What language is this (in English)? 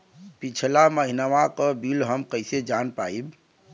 Bhojpuri